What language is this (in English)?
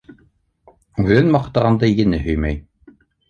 Bashkir